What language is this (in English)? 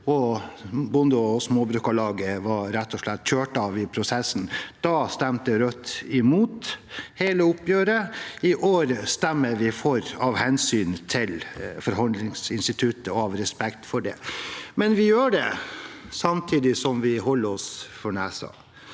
Norwegian